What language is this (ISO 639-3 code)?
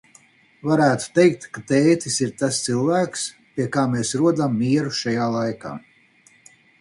lav